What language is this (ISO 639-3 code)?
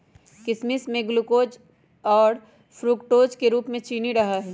mag